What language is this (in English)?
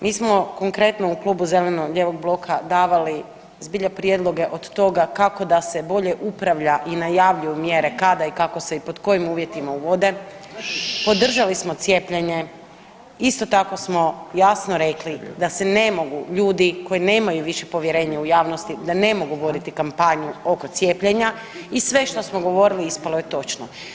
Croatian